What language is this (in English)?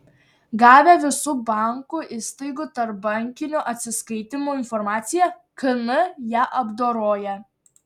Lithuanian